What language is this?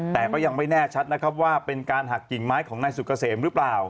Thai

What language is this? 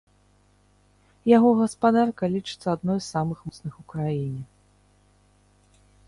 Belarusian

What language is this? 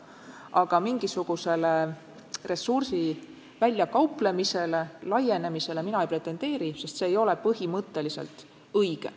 Estonian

